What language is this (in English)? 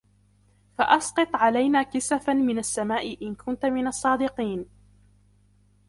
Arabic